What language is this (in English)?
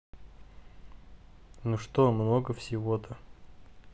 Russian